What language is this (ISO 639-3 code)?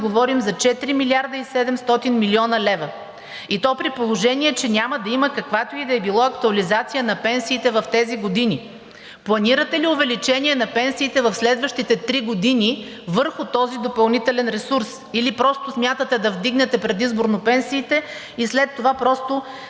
bul